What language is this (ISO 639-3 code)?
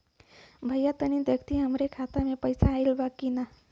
bho